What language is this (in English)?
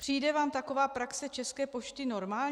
Czech